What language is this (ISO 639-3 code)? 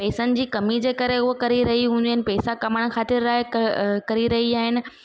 snd